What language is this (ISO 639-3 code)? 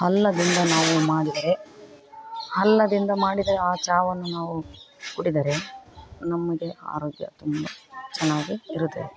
kan